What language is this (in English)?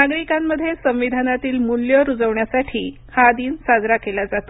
Marathi